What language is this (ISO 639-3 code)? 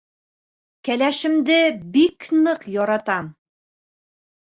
bak